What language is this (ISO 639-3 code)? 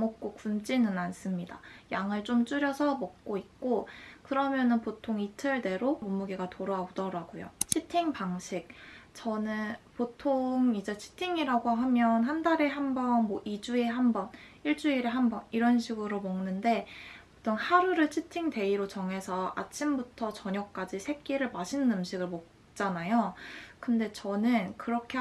kor